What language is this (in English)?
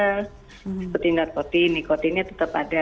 Indonesian